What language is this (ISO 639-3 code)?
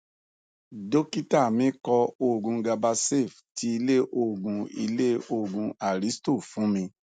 yor